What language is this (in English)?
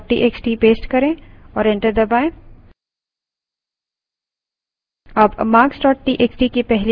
Hindi